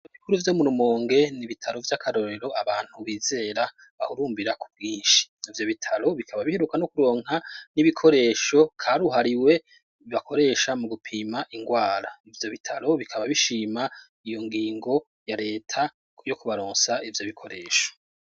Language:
Rundi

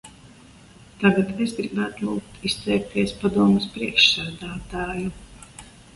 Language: Latvian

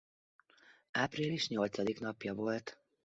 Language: Hungarian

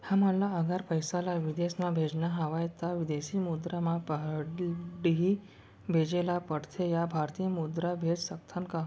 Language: Chhattisgarhi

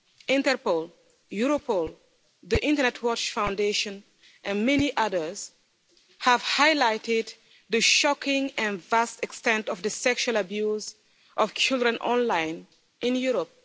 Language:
English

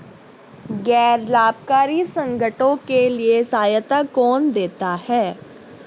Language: Hindi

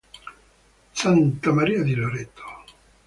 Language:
Italian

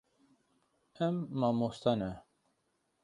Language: Kurdish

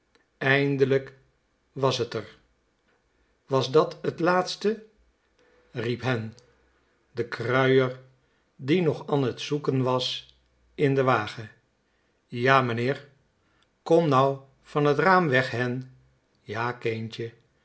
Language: Dutch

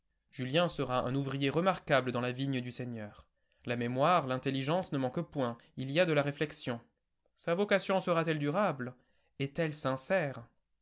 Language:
French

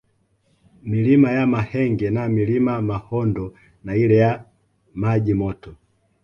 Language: Swahili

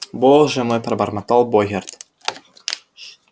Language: Russian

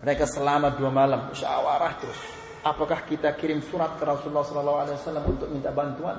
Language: Malay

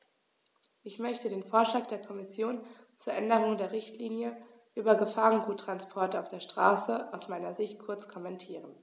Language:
German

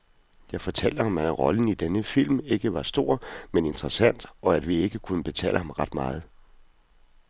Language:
Danish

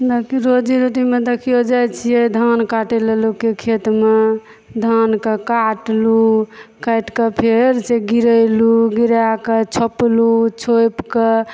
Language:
Maithili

